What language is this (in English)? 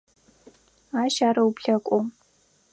Adyghe